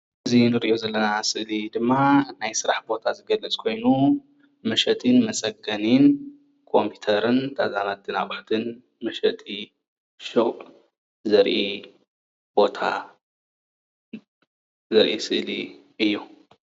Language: Tigrinya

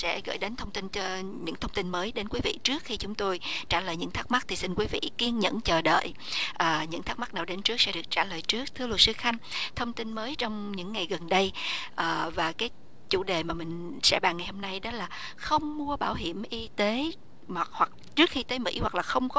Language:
Vietnamese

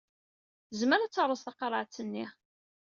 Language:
Kabyle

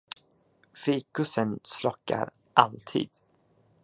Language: Swedish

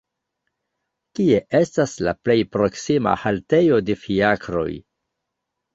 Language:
Esperanto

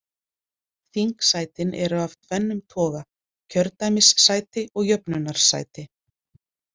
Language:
Icelandic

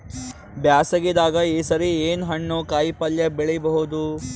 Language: Kannada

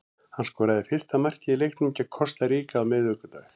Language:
Icelandic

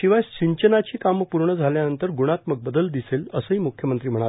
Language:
Marathi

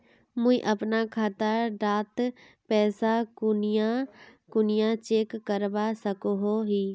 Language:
Magahi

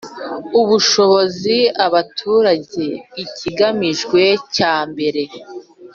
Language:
Kinyarwanda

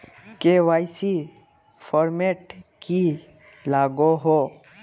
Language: Magahi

